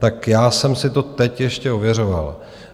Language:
Czech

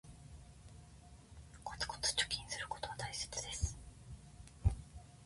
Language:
Japanese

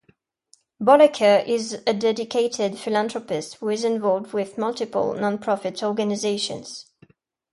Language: English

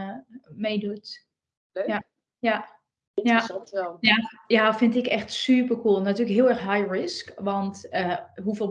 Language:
Dutch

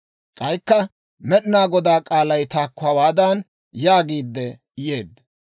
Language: Dawro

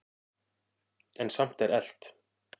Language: Icelandic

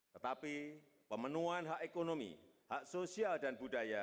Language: Indonesian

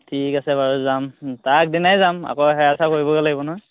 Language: Assamese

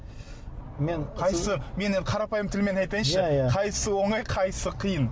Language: Kazakh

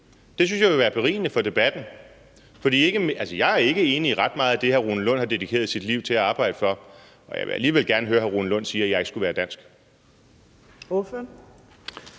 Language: Danish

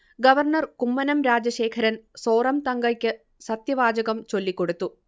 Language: Malayalam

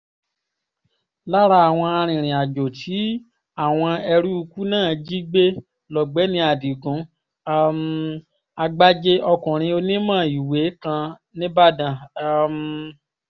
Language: Yoruba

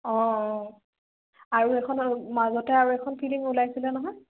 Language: Assamese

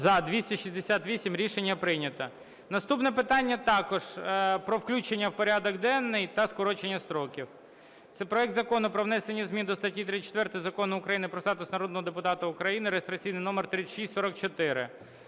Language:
Ukrainian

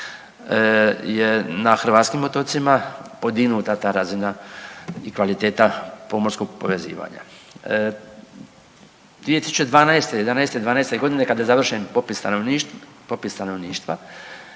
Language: Croatian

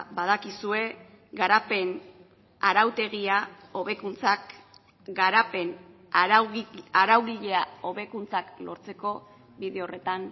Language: Basque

